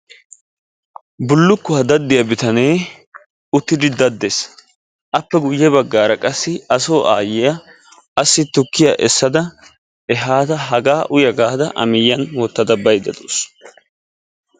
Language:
Wolaytta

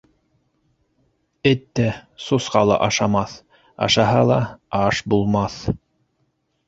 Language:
Bashkir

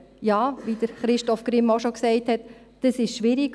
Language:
Swiss German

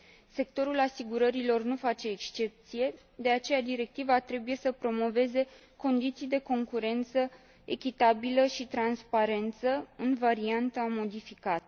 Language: Romanian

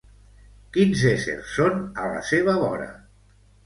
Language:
Catalan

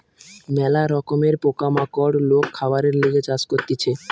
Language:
Bangla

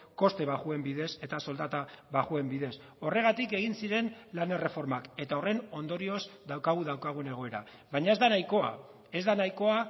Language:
Basque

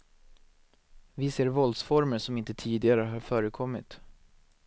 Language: Swedish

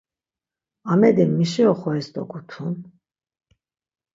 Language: Laz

